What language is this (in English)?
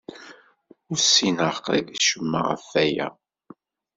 Kabyle